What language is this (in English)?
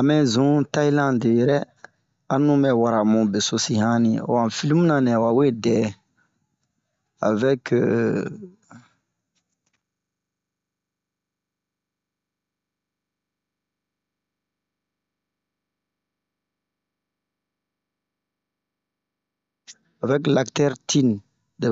Bomu